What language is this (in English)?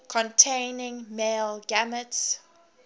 English